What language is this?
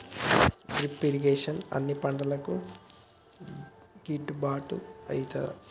Telugu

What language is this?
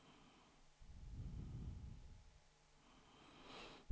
Swedish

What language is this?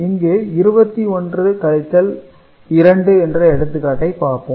Tamil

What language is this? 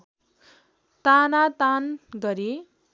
Nepali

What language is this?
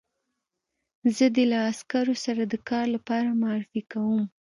Pashto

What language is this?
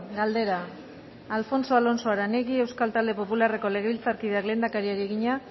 Basque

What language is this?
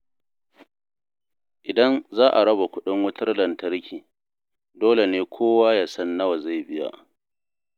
Hausa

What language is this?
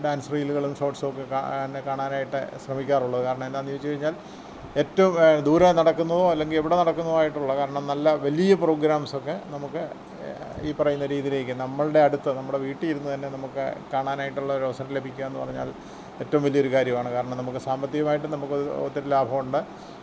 Malayalam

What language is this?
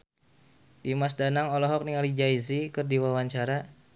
Sundanese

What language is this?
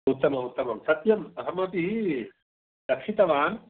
Sanskrit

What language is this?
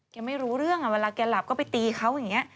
Thai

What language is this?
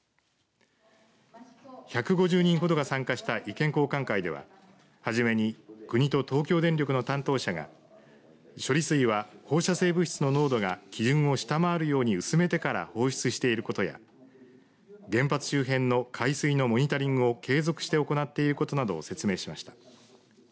Japanese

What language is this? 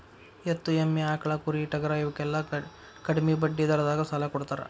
Kannada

